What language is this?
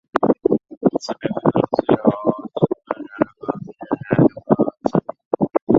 Chinese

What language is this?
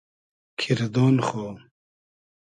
Hazaragi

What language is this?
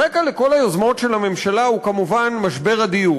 Hebrew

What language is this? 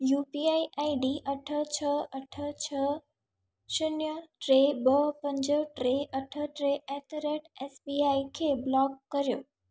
Sindhi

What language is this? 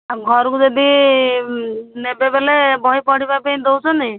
Odia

